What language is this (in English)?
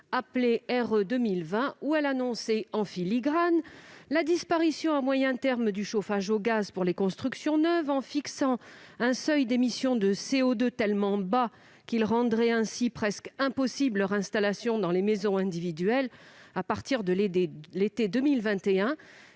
French